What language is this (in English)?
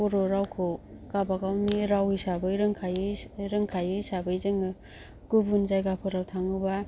Bodo